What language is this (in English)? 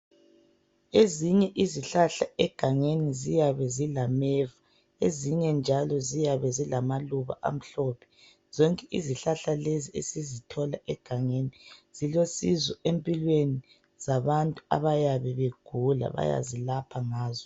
North Ndebele